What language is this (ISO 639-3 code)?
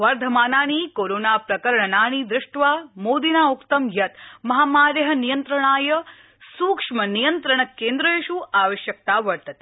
san